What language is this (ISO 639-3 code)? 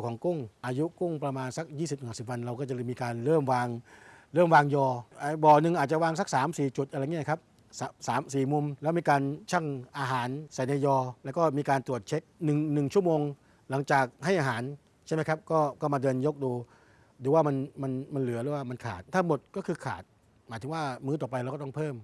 tha